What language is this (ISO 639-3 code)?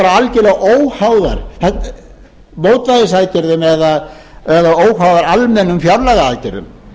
isl